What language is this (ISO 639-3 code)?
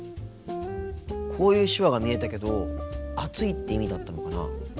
jpn